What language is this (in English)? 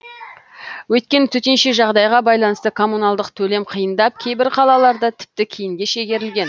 Kazakh